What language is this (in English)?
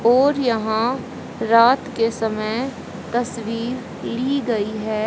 Hindi